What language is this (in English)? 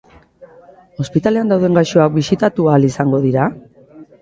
Basque